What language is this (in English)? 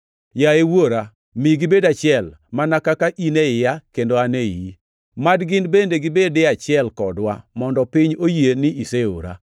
Luo (Kenya and Tanzania)